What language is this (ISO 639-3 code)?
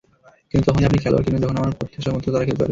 ben